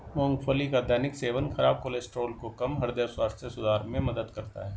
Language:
Hindi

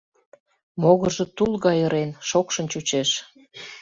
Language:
Mari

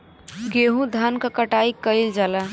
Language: Bhojpuri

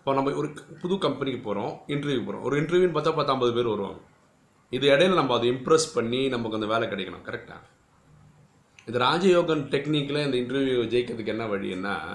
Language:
Tamil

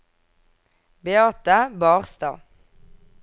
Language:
Norwegian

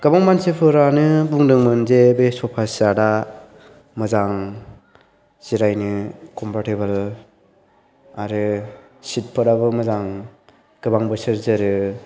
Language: Bodo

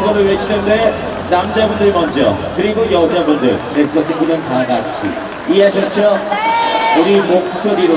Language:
Korean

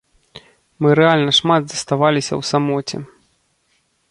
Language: Belarusian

